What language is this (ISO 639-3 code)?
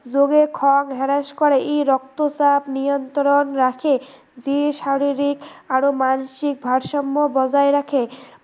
asm